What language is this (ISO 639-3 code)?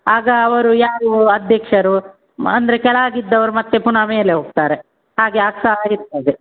kan